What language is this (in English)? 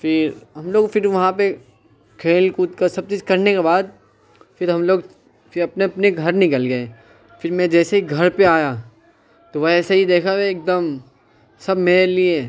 Urdu